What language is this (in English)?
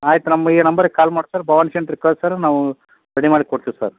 Kannada